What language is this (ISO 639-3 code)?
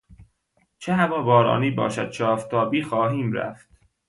fas